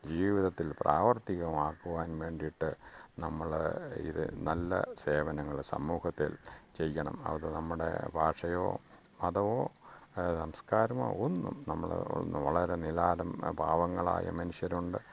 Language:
Malayalam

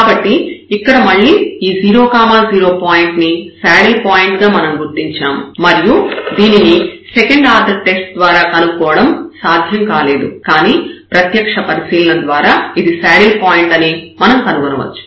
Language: Telugu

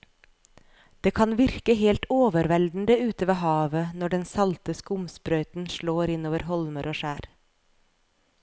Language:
Norwegian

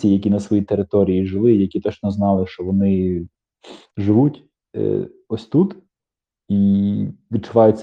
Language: Ukrainian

